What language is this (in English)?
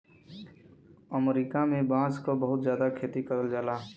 Bhojpuri